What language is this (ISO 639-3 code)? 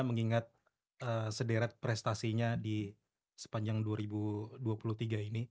ind